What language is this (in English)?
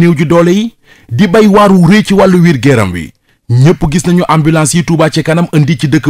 French